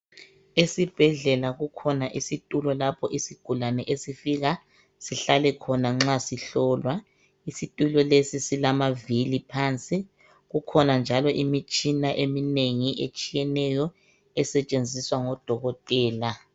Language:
North Ndebele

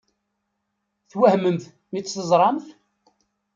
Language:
Kabyle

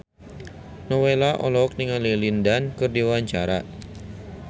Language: Sundanese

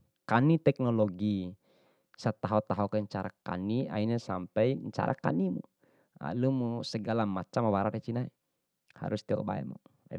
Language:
Bima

